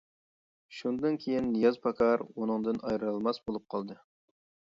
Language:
Uyghur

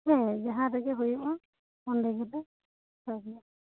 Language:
Santali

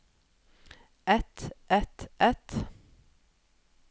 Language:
Norwegian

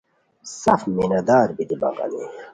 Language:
Khowar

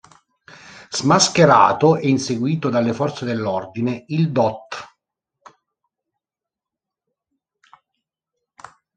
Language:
Italian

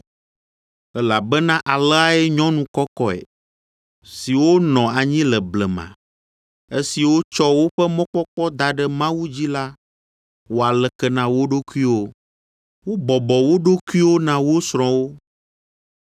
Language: Ewe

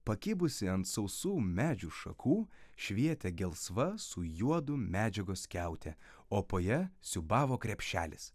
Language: Lithuanian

